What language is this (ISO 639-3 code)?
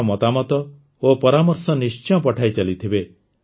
ori